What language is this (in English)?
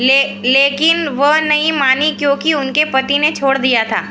Hindi